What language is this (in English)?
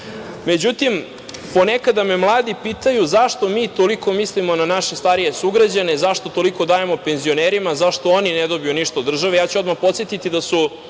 Serbian